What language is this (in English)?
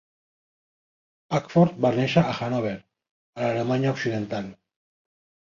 Catalan